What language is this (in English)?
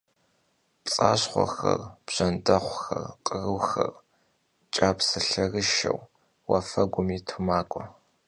Kabardian